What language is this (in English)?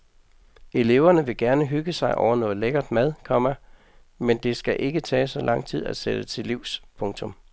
Danish